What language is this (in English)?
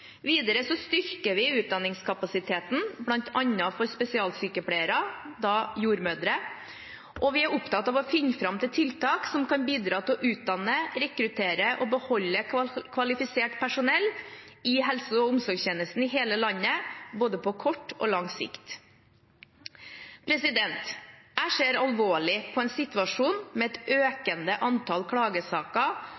Norwegian Bokmål